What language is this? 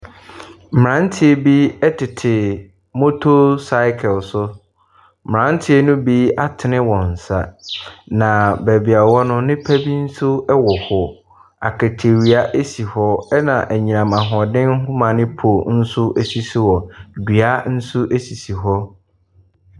Akan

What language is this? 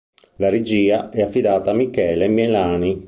Italian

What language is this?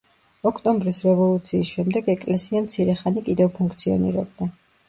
Georgian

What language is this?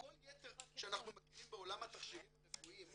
Hebrew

